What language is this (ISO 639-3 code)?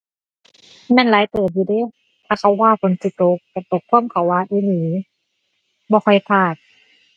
tha